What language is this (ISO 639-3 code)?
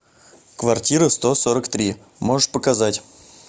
rus